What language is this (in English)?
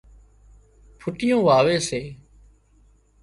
Wadiyara Koli